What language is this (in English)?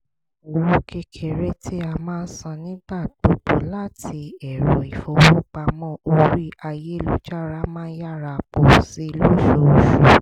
Yoruba